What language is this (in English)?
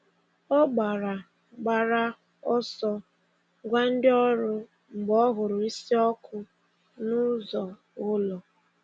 Igbo